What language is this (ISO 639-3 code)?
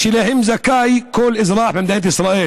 heb